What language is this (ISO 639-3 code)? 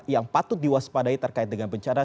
ind